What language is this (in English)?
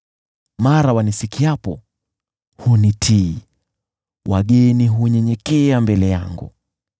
Swahili